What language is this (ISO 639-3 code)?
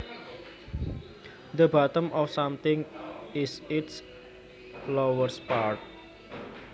jav